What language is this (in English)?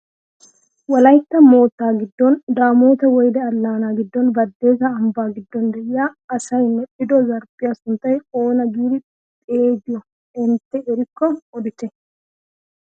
Wolaytta